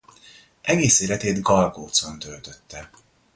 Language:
Hungarian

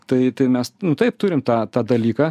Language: Lithuanian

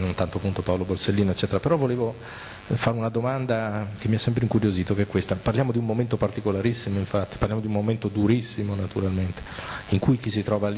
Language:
Italian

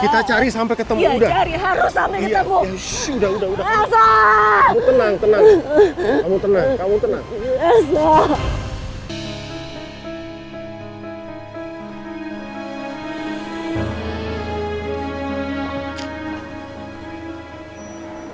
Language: Indonesian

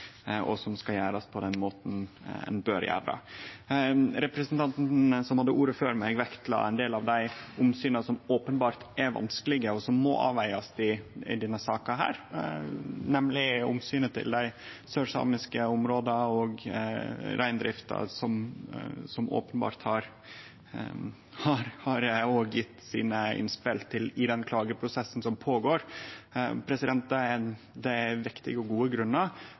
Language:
Norwegian Nynorsk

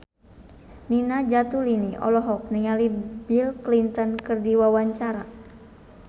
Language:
Sundanese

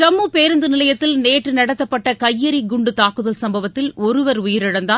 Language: Tamil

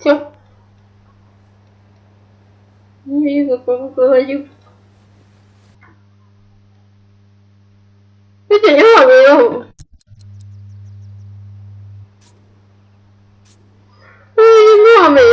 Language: Russian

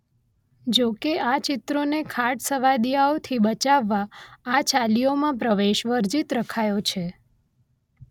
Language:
Gujarati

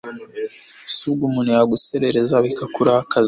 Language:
Kinyarwanda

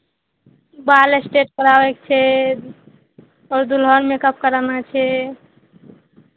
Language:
Maithili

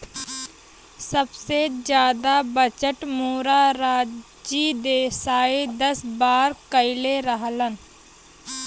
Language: Bhojpuri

